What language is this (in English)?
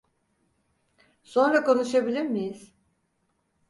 Turkish